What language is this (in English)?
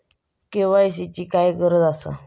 Marathi